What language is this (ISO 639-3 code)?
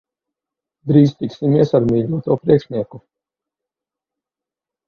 lav